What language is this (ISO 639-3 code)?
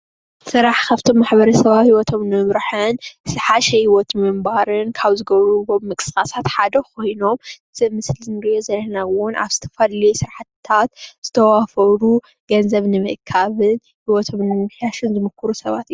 tir